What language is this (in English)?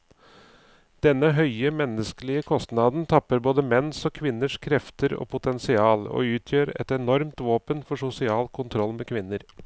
Norwegian